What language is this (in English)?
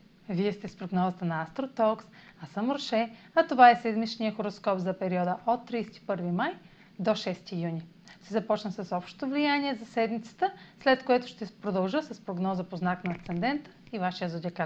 Bulgarian